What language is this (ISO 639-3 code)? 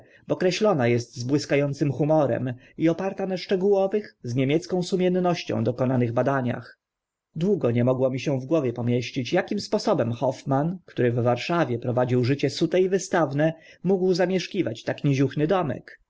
pol